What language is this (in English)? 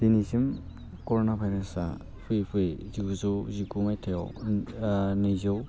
Bodo